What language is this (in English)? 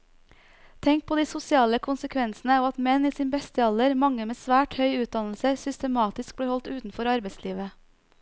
Norwegian